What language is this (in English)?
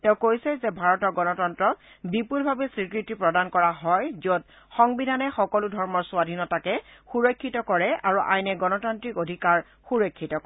Assamese